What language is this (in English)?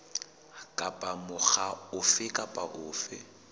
Southern Sotho